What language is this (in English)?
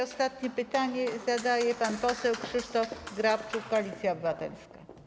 Polish